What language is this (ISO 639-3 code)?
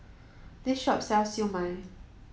eng